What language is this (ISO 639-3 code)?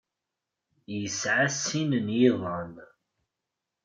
kab